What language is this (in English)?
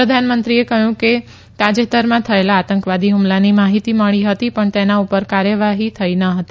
Gujarati